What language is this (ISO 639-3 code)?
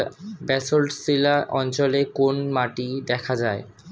ben